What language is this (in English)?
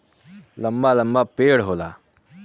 Bhojpuri